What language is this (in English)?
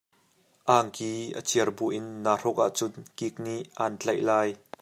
Hakha Chin